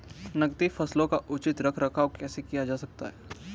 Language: Hindi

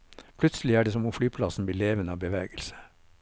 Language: Norwegian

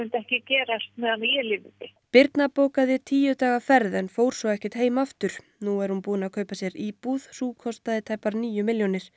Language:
Icelandic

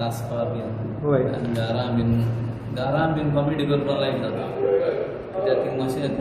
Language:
Marathi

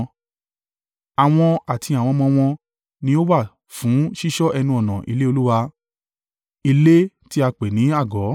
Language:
Yoruba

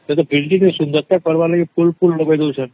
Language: Odia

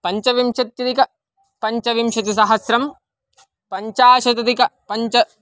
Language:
Sanskrit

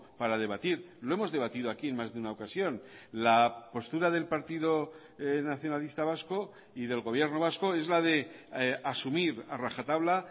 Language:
Spanish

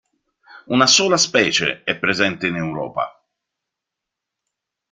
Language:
Italian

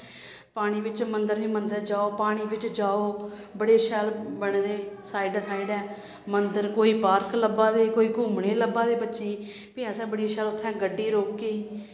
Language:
Dogri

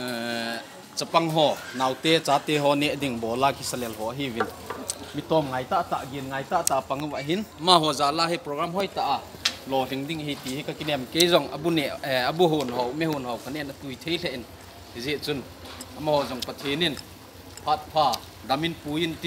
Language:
Thai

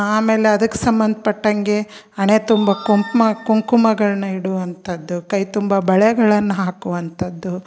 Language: Kannada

